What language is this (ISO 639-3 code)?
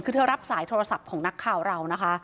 tha